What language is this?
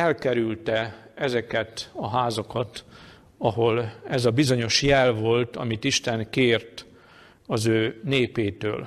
Hungarian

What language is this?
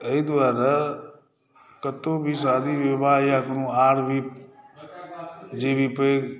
Maithili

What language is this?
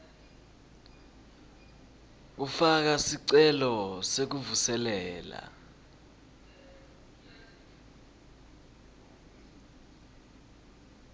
Swati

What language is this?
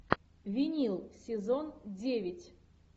Russian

